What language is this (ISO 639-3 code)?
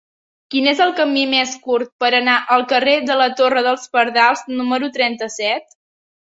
cat